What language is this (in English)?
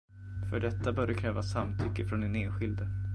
Swedish